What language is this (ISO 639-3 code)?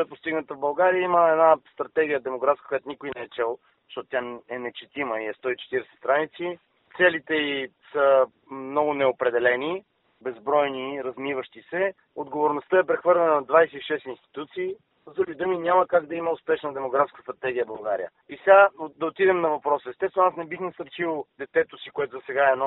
bul